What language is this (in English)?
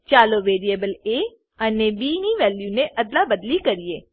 Gujarati